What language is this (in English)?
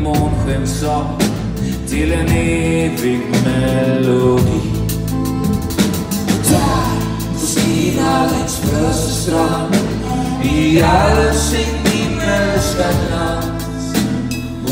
Romanian